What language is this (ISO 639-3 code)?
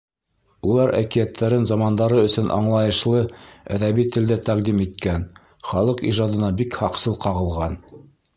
bak